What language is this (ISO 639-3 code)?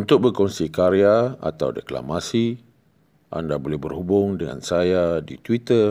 msa